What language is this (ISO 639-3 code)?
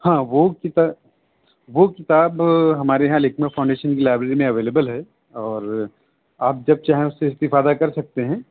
urd